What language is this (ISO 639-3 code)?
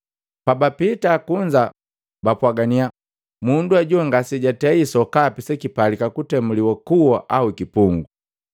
mgv